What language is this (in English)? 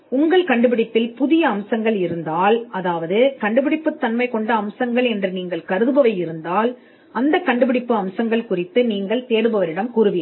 Tamil